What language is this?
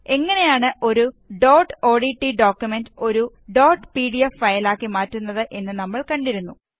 Malayalam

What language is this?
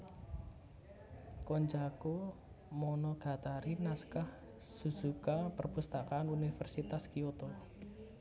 Javanese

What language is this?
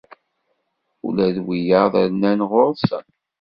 Kabyle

